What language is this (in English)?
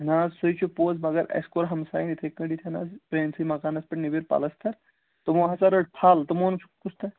Kashmiri